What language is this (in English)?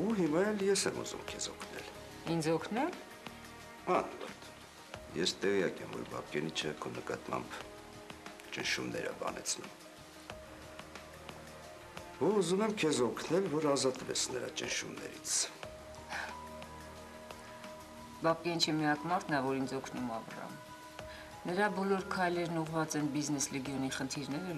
Romanian